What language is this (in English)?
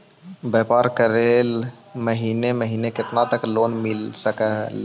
Magahi